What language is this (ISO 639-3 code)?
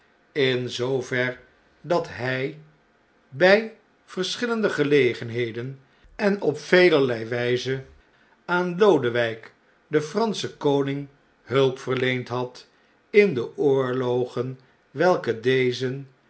nld